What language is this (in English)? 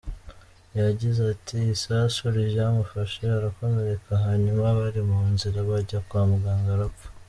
Kinyarwanda